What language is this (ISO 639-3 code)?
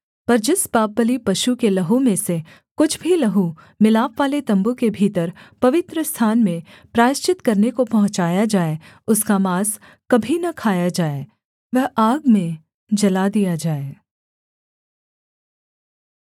hin